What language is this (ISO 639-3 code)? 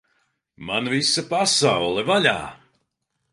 lav